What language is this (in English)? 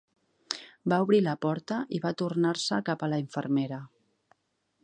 Catalan